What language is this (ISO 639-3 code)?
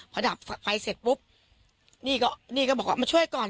tha